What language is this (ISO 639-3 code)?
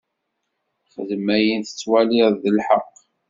kab